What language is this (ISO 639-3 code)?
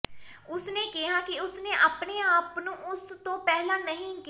pan